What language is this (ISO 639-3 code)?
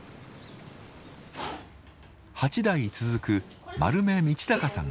jpn